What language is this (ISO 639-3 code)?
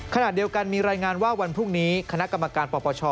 tha